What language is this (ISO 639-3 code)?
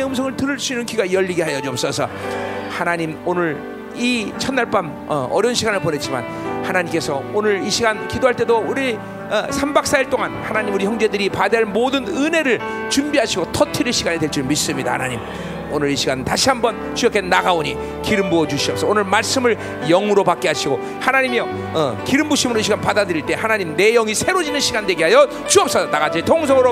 kor